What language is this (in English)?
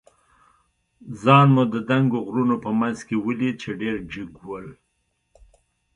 Pashto